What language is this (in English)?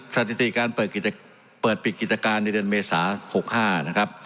Thai